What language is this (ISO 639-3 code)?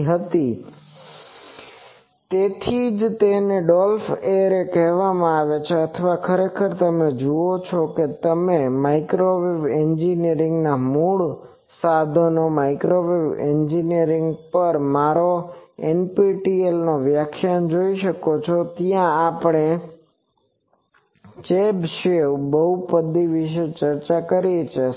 guj